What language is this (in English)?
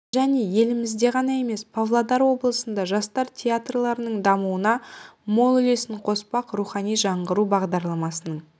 Kazakh